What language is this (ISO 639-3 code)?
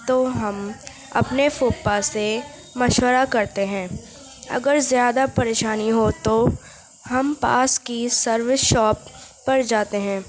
urd